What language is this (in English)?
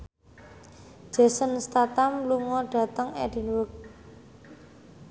Javanese